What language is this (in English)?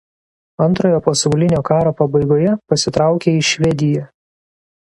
Lithuanian